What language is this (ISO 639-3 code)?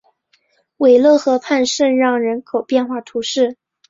zho